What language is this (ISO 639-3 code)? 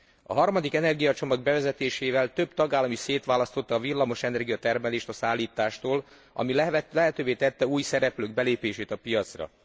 hun